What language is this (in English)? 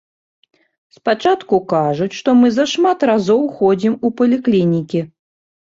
Belarusian